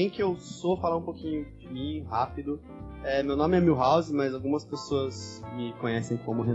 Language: Portuguese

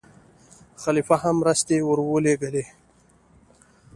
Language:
Pashto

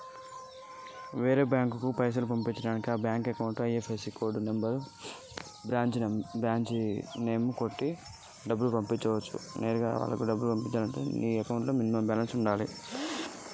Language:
Telugu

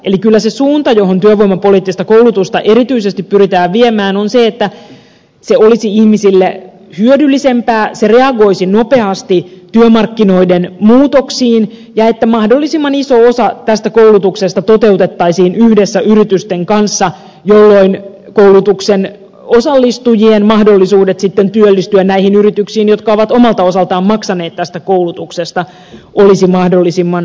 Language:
Finnish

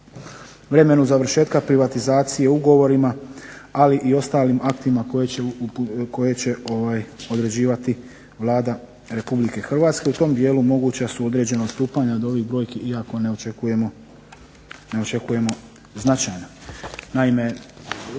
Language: Croatian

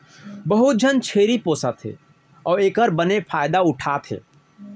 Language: Chhattisgarhi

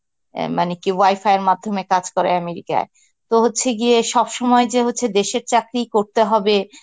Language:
Bangla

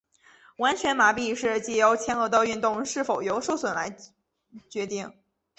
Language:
Chinese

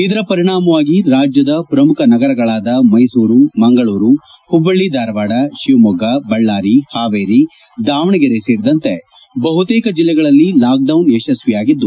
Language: Kannada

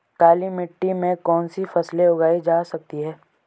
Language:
Hindi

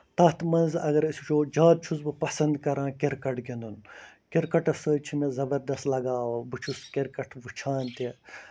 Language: Kashmiri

